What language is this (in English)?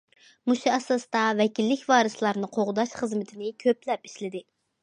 Uyghur